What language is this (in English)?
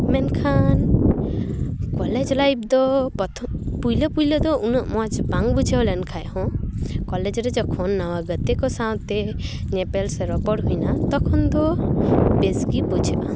Santali